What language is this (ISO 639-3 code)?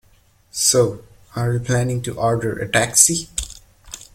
eng